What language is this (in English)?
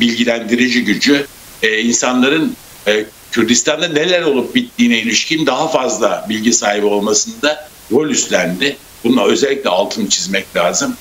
Turkish